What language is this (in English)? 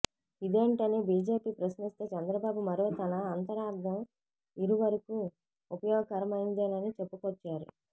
Telugu